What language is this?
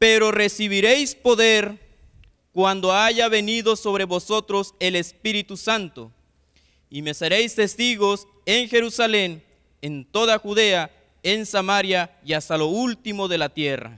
Spanish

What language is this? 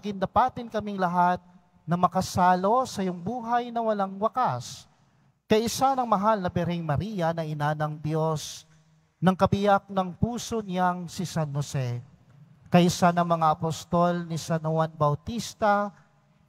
Filipino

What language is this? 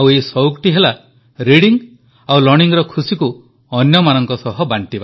Odia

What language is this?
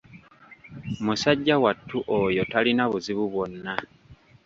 Ganda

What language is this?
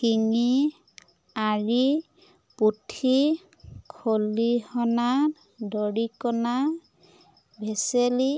Assamese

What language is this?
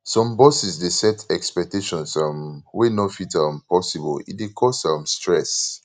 Nigerian Pidgin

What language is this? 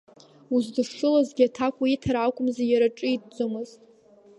Abkhazian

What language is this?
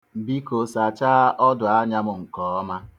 Igbo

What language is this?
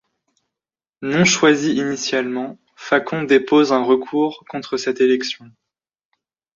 French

